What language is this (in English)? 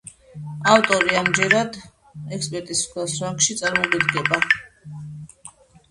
Georgian